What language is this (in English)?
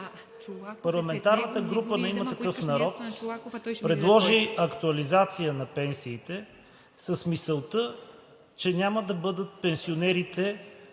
Bulgarian